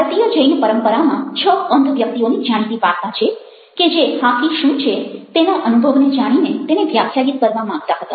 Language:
Gujarati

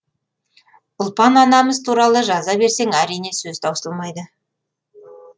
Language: Kazakh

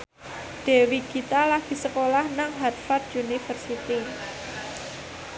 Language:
Javanese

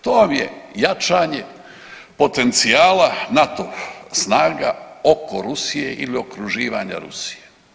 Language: Croatian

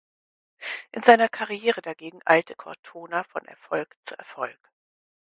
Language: German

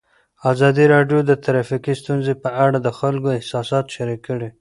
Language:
Pashto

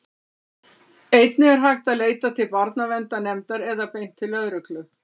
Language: Icelandic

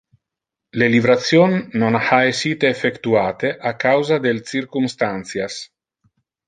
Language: Interlingua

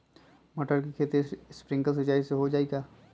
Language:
Magahi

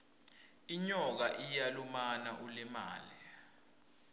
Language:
Swati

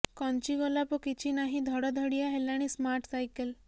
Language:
Odia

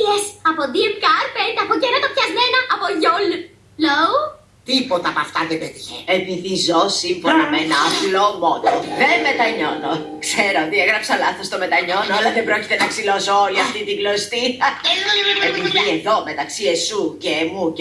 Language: Greek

